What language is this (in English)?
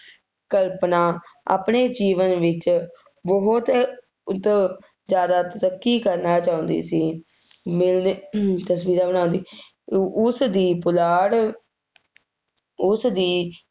Punjabi